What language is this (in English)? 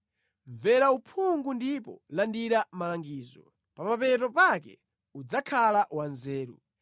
Nyanja